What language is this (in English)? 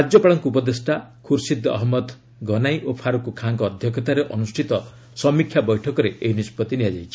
Odia